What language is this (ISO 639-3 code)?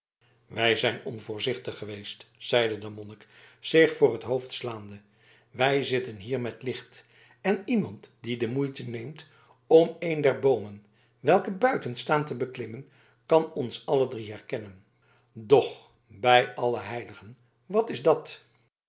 nld